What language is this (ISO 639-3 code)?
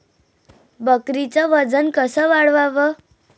mar